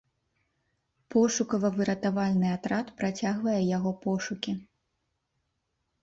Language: Belarusian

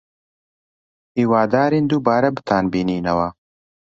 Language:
Central Kurdish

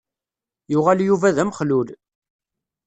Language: Kabyle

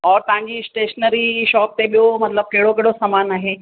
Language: Sindhi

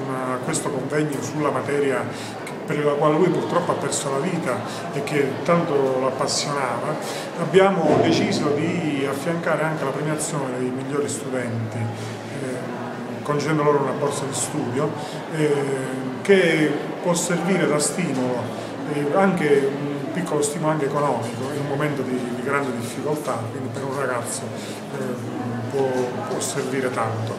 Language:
Italian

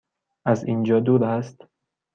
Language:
Persian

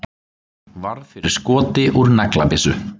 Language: Icelandic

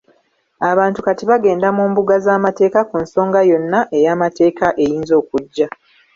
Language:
Ganda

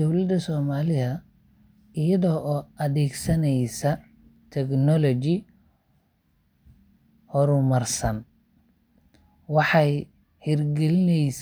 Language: Somali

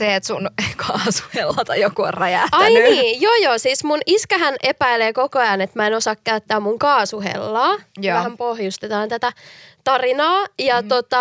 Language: Finnish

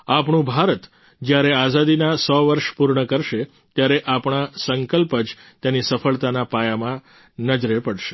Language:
Gujarati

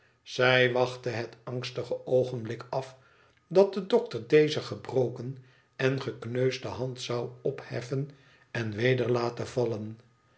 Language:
Dutch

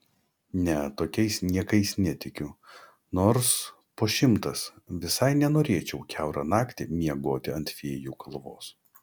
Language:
Lithuanian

